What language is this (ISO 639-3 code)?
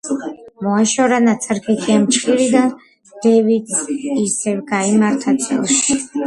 kat